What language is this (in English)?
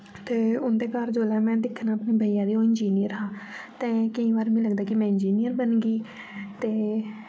Dogri